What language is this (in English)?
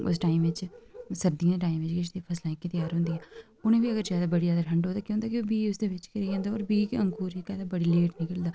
Dogri